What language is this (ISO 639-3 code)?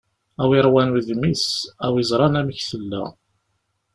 kab